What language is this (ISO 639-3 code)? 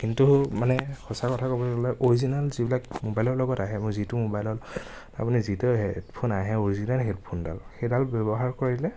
asm